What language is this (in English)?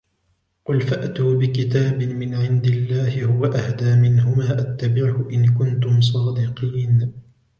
Arabic